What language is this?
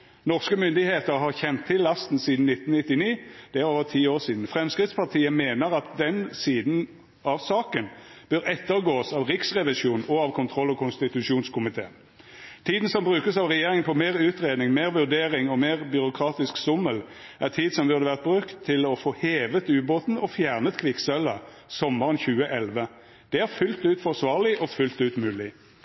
Norwegian Nynorsk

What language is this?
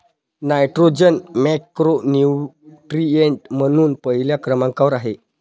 Marathi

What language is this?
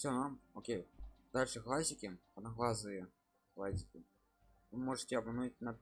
Russian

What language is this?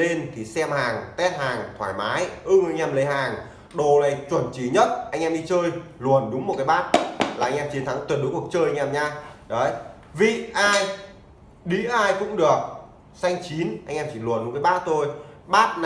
Vietnamese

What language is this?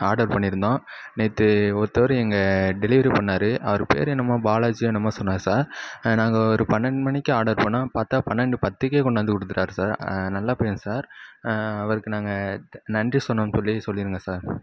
Tamil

